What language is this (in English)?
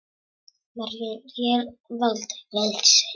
Icelandic